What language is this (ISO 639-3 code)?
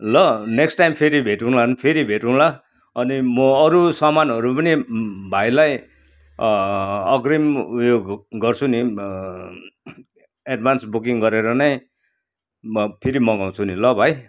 nep